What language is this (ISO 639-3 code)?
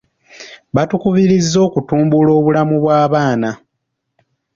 lug